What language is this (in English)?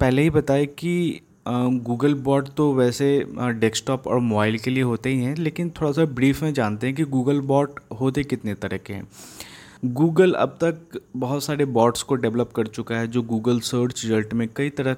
Hindi